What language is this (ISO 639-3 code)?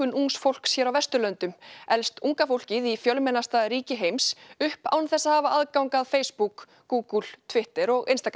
isl